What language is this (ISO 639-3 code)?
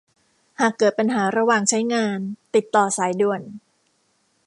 tha